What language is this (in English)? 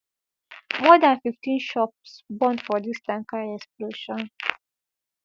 Nigerian Pidgin